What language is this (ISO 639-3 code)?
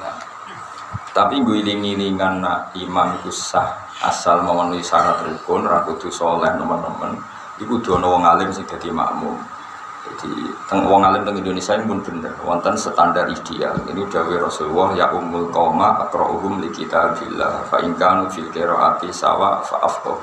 ind